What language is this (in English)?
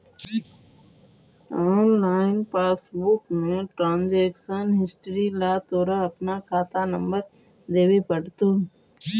Magahi